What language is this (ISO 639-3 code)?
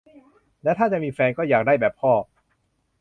tha